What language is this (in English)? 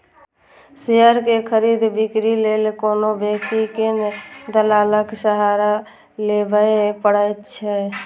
Maithili